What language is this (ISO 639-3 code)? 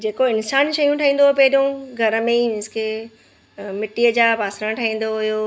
snd